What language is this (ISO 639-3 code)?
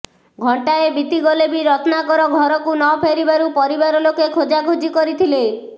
ori